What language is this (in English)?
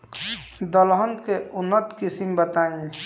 Bhojpuri